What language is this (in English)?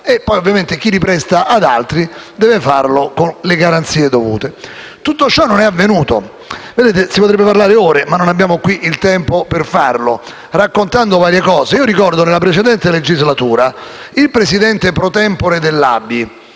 Italian